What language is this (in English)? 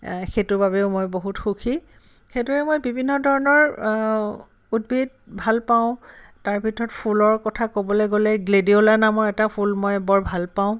Assamese